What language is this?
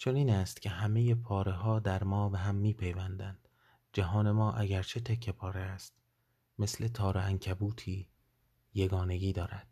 Persian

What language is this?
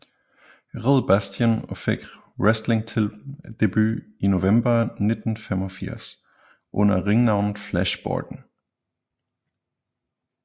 Danish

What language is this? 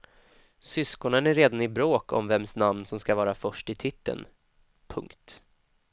Swedish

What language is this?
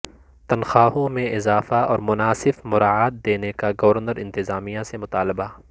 Urdu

